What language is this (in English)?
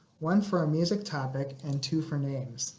English